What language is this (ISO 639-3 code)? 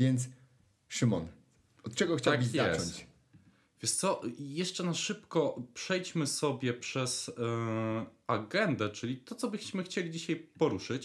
pol